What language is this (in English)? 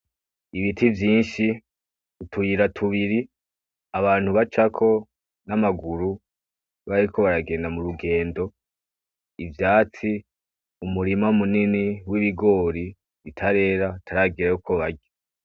Rundi